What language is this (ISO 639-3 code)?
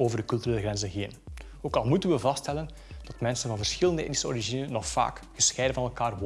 nld